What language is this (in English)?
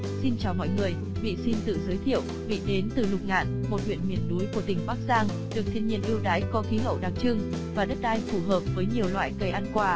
Vietnamese